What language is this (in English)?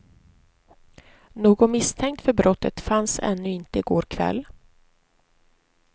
Swedish